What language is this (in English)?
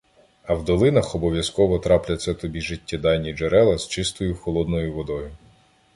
Ukrainian